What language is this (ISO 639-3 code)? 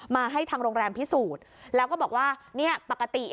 tha